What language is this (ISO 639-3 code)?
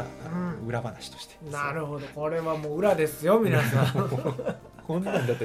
jpn